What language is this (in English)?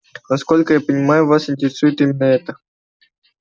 Russian